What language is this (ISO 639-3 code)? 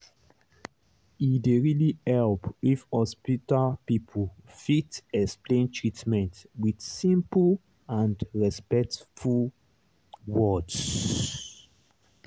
pcm